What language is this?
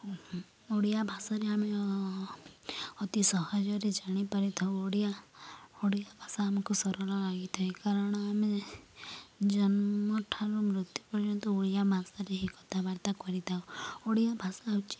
Odia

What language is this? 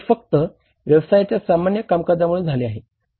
Marathi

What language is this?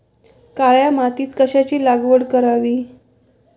Marathi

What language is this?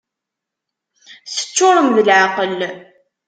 Kabyle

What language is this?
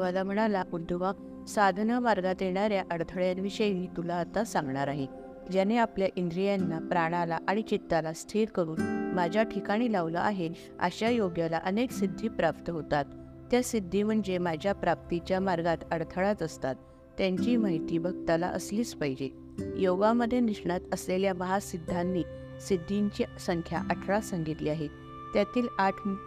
Marathi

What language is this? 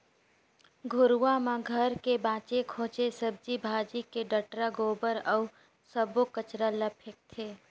Chhattisgarhi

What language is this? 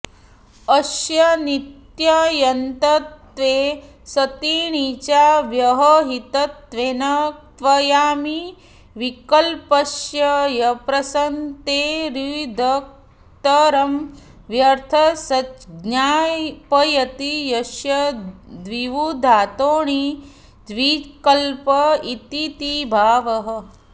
Sanskrit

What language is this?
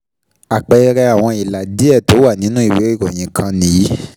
Yoruba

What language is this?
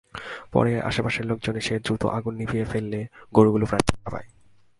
Bangla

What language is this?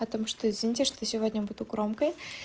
Russian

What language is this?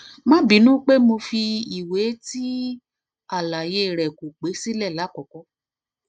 Yoruba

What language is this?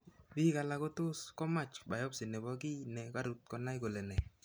Kalenjin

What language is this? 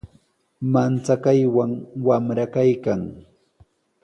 Sihuas Ancash Quechua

